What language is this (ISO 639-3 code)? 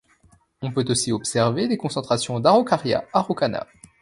fra